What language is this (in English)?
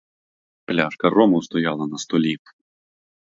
Ukrainian